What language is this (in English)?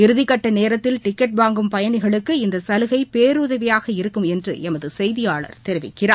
Tamil